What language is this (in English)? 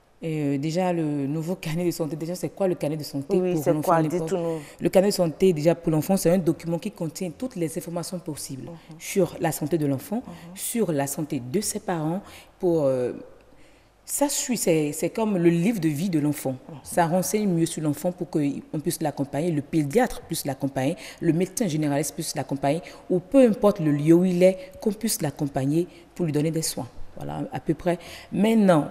French